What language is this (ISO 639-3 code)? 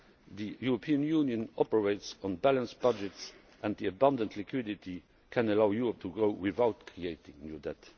eng